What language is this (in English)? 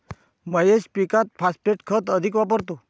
Marathi